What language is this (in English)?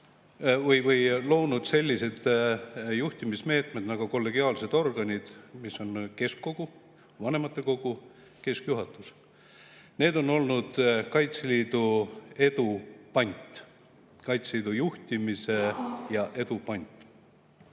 Estonian